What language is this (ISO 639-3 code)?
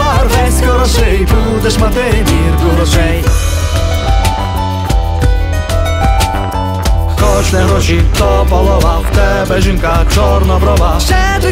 ukr